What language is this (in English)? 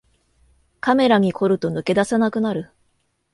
Japanese